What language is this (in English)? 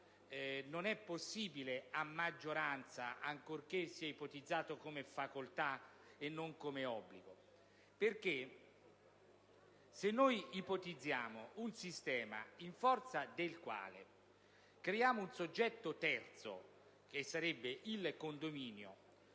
Italian